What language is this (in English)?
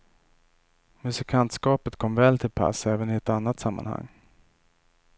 Swedish